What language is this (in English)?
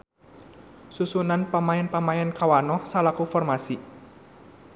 Sundanese